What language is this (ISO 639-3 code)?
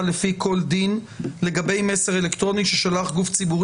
heb